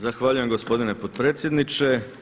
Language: Croatian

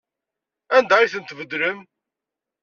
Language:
Kabyle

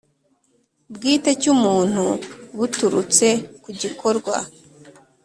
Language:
Kinyarwanda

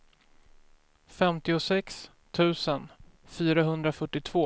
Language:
Swedish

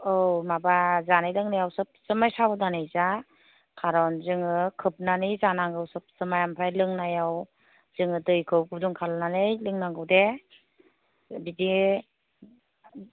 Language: Bodo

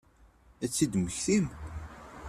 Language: Kabyle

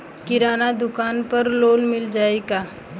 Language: Bhojpuri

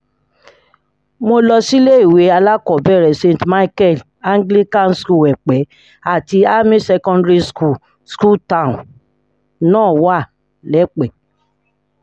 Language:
Yoruba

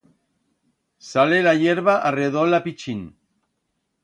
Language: Aragonese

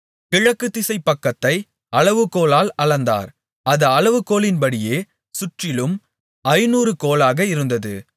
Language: Tamil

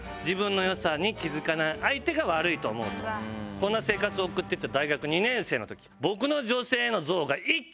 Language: Japanese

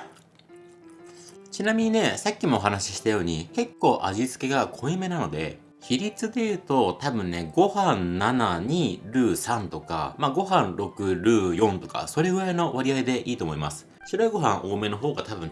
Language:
Japanese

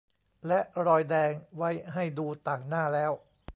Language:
Thai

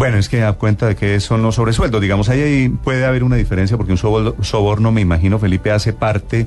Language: Spanish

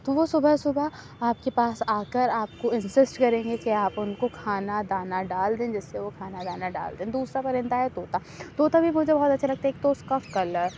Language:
Urdu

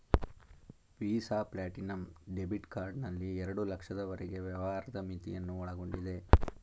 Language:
Kannada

